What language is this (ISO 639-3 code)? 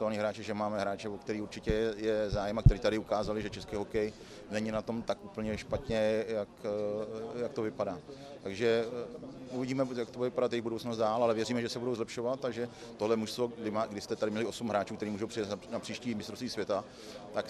ces